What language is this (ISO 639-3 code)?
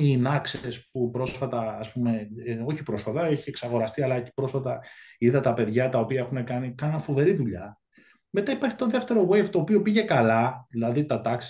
ell